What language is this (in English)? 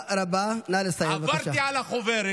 Hebrew